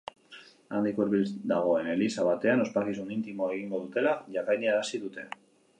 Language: Basque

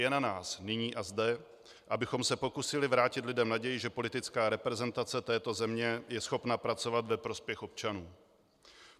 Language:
Czech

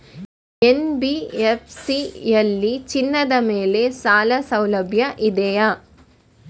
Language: Kannada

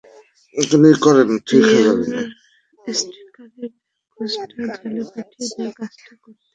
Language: Bangla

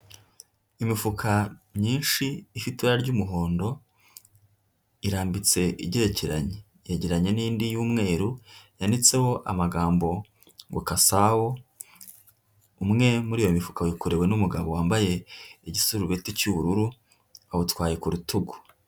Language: Kinyarwanda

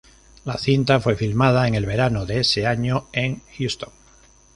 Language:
Spanish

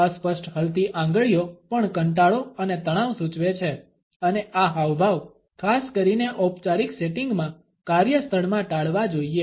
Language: Gujarati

